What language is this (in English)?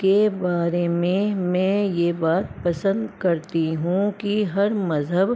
Urdu